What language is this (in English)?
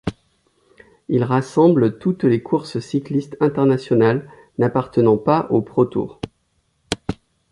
French